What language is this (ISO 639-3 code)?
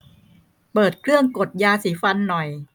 tha